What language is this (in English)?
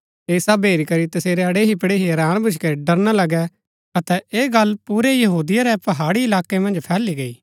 Gaddi